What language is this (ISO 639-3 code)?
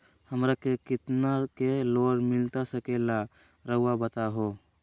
mag